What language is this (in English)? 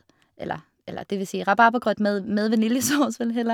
Norwegian